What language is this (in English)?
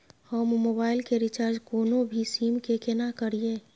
Maithili